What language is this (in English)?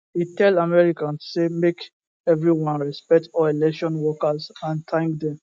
Nigerian Pidgin